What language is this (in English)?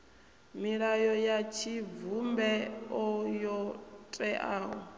Venda